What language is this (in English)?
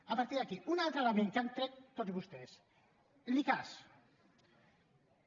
Catalan